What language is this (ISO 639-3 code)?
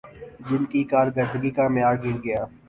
urd